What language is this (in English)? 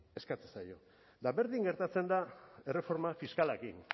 Basque